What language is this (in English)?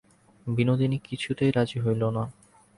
Bangla